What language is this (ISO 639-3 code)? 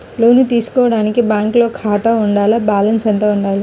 tel